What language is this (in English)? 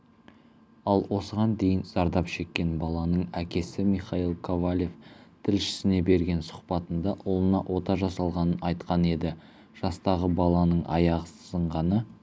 Kazakh